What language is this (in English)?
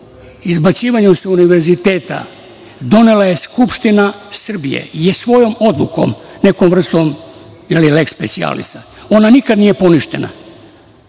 Serbian